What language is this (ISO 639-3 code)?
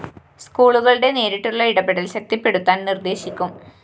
mal